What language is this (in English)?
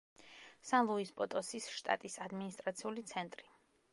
Georgian